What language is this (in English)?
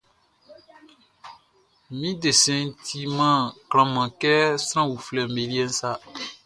Baoulé